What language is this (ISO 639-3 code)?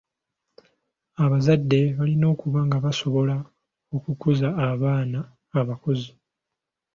lug